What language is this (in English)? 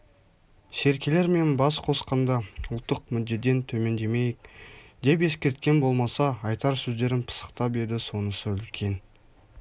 Kazakh